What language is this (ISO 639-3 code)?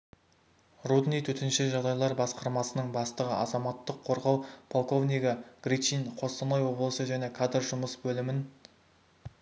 kaz